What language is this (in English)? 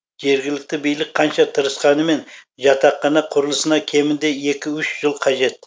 Kazakh